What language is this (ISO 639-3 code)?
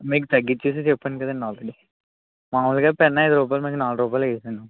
tel